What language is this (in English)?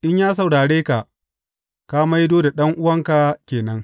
Hausa